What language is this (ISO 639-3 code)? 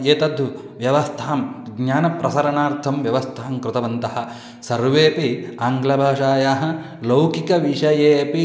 san